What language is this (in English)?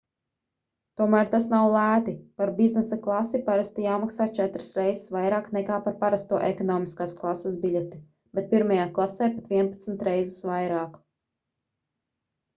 Latvian